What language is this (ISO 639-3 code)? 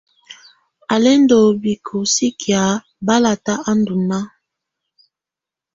tvu